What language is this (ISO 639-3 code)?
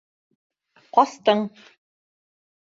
bak